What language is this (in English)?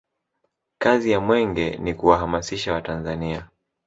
Swahili